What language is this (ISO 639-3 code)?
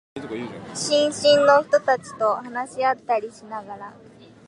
jpn